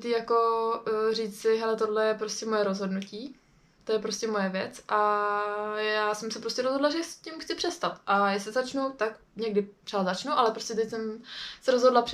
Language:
Czech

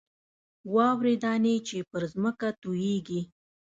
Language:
Pashto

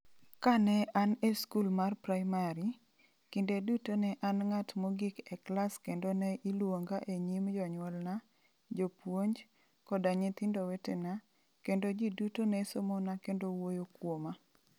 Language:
Luo (Kenya and Tanzania)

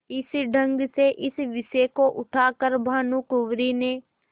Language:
Hindi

